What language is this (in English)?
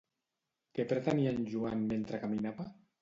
Catalan